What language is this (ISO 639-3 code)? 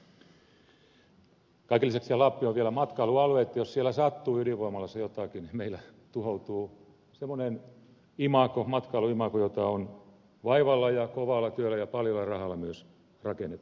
fin